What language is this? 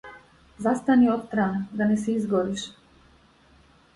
Macedonian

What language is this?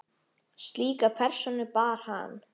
Icelandic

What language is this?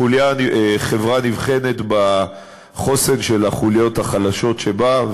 Hebrew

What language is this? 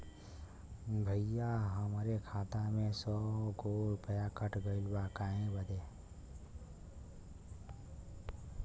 Bhojpuri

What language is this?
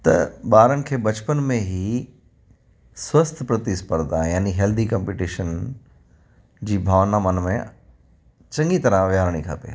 Sindhi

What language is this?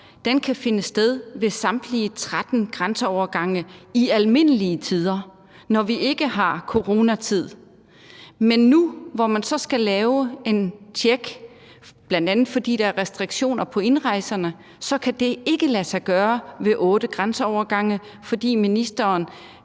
Danish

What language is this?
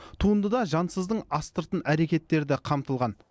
Kazakh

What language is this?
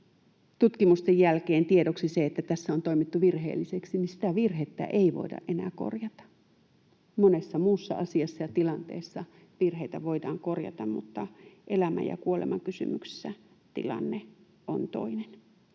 Finnish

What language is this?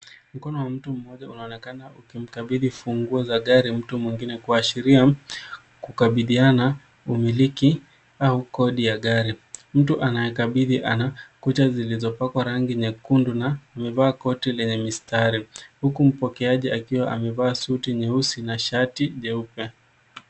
Swahili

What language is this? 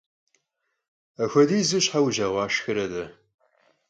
Kabardian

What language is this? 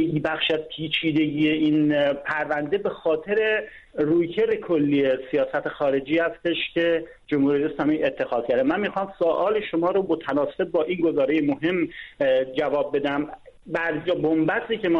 Persian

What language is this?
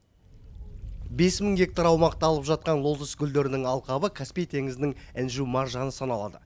Kazakh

